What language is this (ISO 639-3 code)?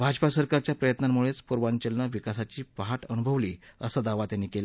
mar